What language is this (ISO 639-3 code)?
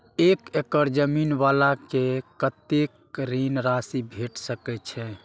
mai